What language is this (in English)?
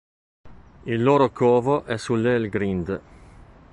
Italian